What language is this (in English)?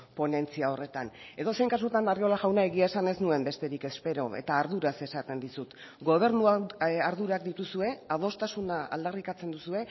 Basque